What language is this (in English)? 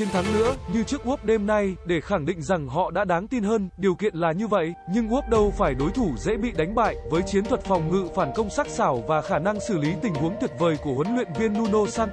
Vietnamese